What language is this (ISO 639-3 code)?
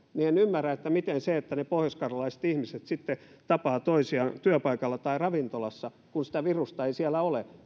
fin